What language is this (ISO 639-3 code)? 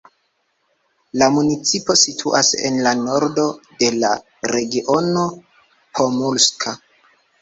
epo